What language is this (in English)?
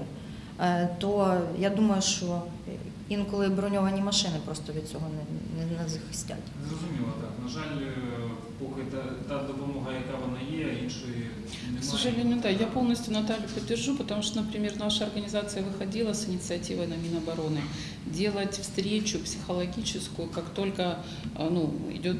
Russian